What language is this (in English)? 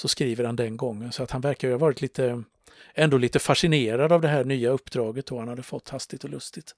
Swedish